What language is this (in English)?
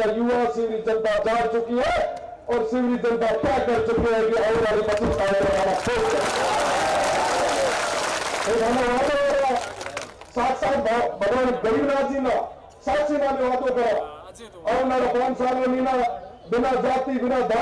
Hindi